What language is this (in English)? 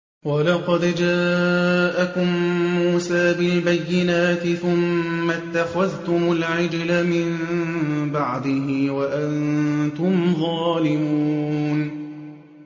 Arabic